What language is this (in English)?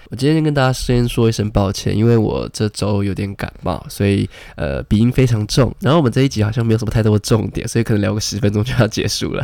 Chinese